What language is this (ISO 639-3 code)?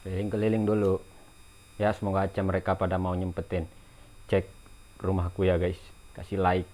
ind